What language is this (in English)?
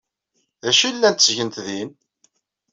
Kabyle